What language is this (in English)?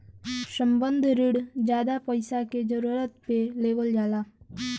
Bhojpuri